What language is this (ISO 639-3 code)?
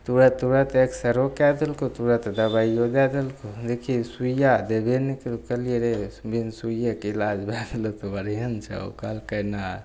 mai